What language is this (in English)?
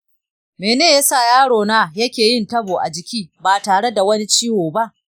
Hausa